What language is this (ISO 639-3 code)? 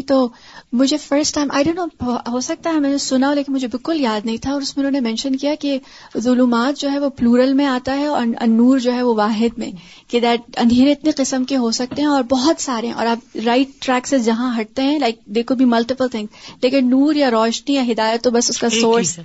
urd